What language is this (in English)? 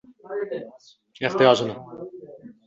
Uzbek